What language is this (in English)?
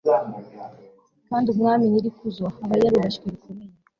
Kinyarwanda